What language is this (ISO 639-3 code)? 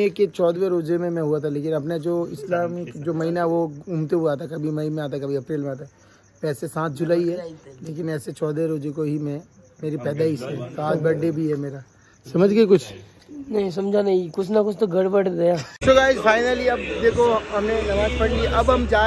hin